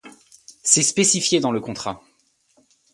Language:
French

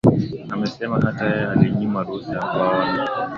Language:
Swahili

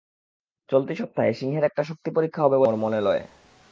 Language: Bangla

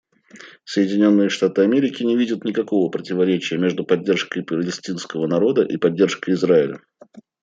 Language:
Russian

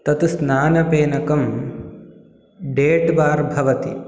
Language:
Sanskrit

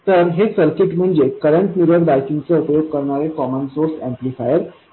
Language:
Marathi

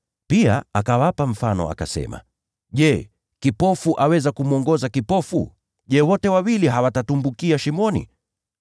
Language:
Swahili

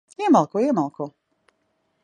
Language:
Latvian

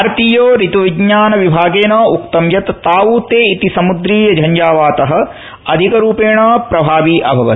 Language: Sanskrit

